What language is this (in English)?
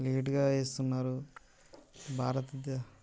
Telugu